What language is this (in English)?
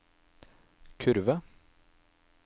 Norwegian